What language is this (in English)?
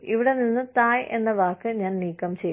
Malayalam